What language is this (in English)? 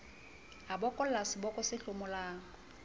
Southern Sotho